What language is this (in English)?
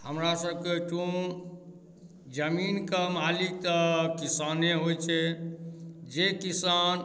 Maithili